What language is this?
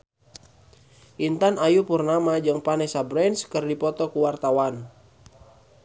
Sundanese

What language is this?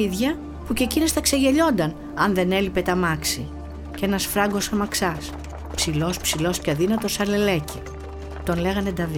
Greek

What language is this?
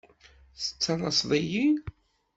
Kabyle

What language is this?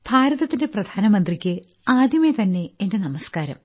Malayalam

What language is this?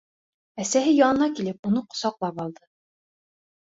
Bashkir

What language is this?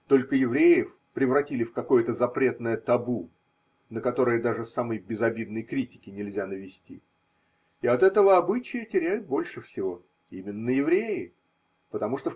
Russian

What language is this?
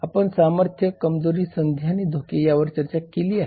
Marathi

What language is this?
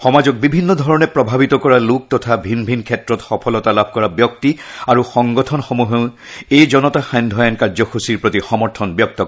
Assamese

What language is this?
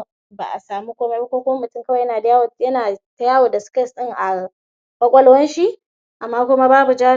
Hausa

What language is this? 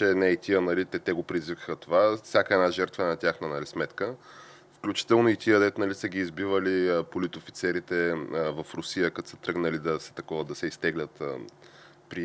Bulgarian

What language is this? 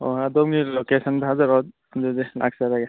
Manipuri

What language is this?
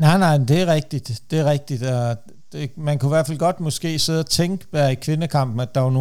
Danish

